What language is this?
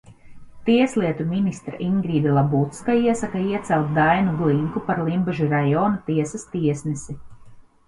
Latvian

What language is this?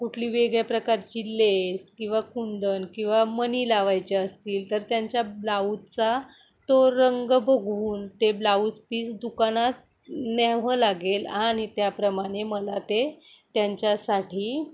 Marathi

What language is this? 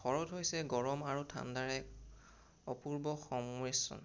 Assamese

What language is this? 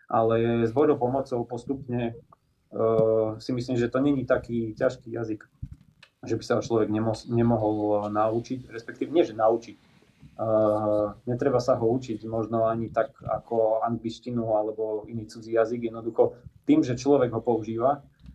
Slovak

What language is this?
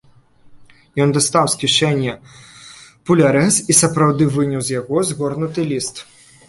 Belarusian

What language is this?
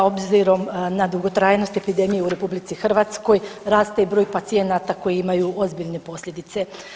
Croatian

